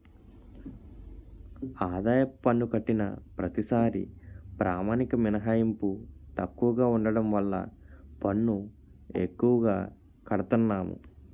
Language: Telugu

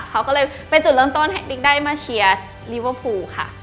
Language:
Thai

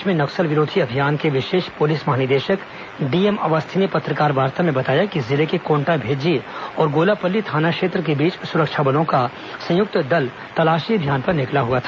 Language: Hindi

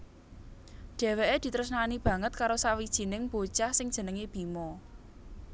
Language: Javanese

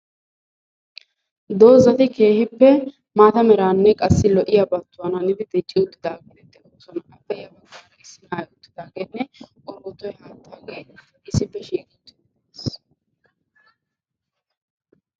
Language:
Wolaytta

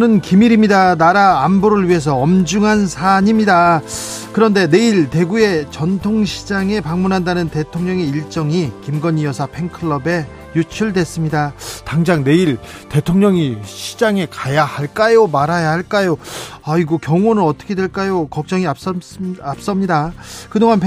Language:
Korean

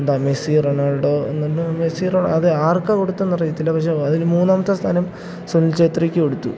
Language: Malayalam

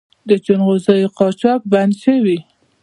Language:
Pashto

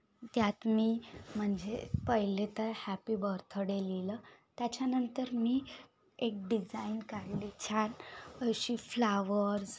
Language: Marathi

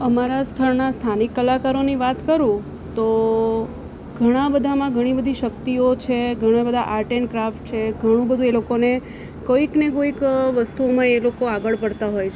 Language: Gujarati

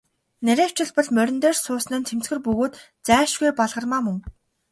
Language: Mongolian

